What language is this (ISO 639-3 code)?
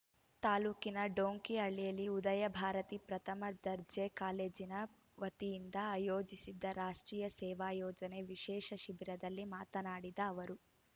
kan